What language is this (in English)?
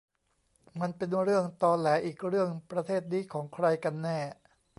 Thai